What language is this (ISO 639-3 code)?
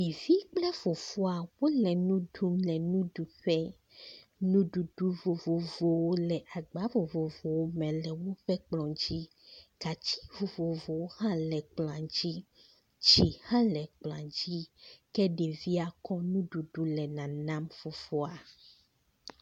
ewe